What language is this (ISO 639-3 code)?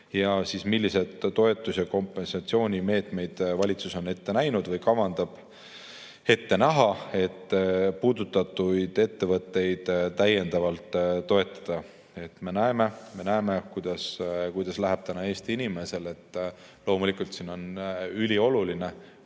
est